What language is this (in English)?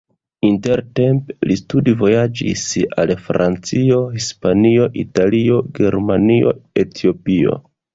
Esperanto